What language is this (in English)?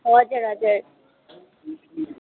Nepali